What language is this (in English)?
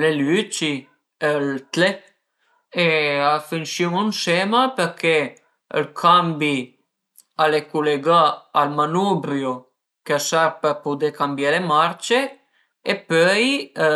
Piedmontese